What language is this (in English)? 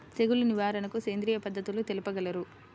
Telugu